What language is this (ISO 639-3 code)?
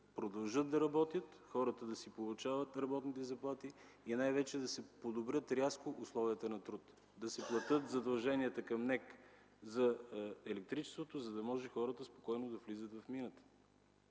bul